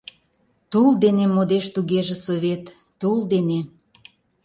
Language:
Mari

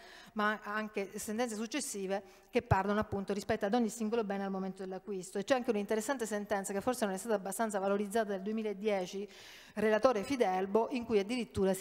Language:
Italian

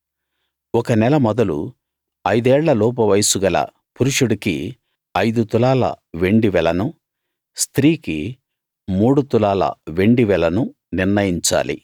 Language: Telugu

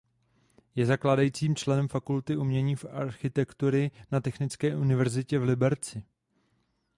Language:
Czech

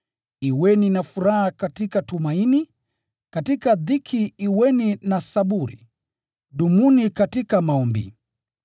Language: Swahili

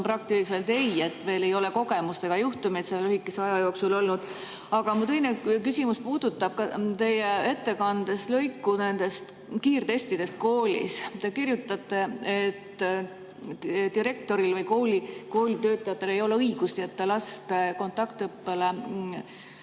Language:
Estonian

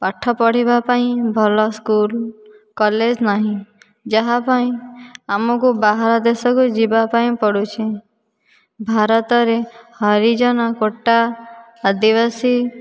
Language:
Odia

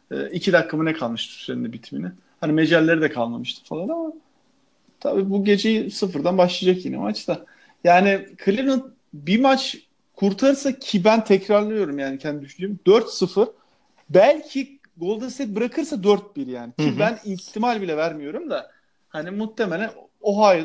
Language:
Turkish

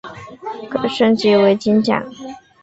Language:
Chinese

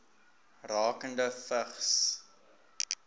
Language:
Afrikaans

